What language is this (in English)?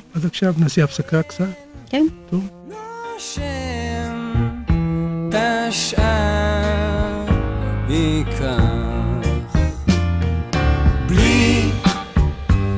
Hebrew